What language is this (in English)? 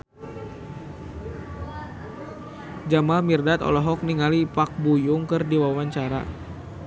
Sundanese